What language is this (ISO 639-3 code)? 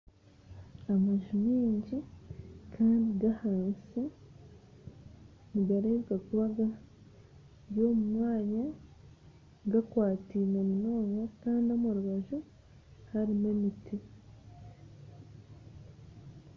nyn